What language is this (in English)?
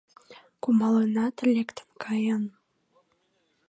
Mari